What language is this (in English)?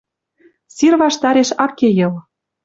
Western Mari